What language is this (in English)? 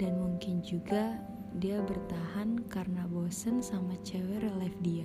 Indonesian